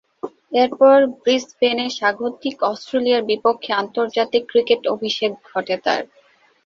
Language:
Bangla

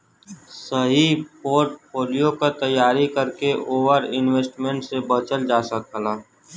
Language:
Bhojpuri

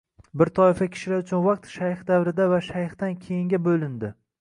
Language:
Uzbek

